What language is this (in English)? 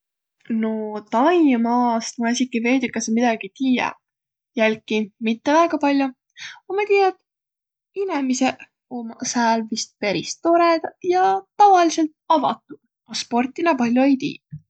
Võro